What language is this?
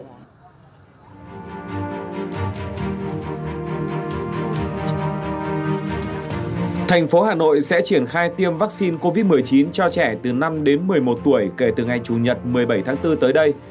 Vietnamese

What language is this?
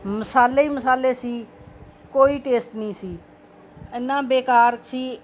Punjabi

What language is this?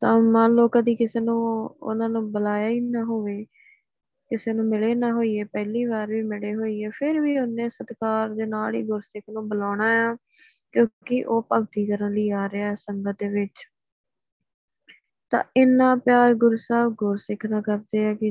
Punjabi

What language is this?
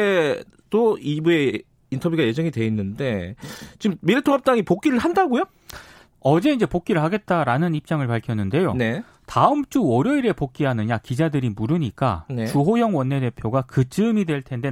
Korean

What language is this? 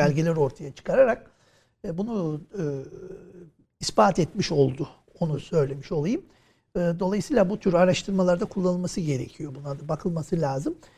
Turkish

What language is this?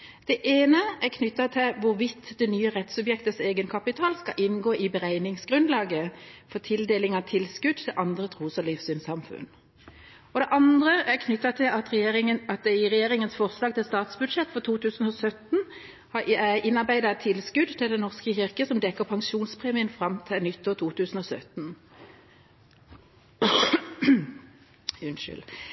Norwegian Bokmål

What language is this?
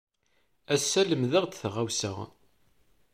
Kabyle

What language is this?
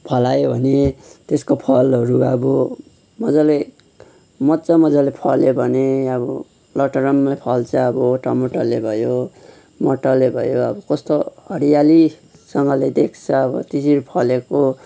Nepali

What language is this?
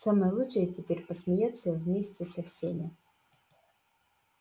Russian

